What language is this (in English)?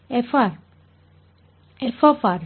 Kannada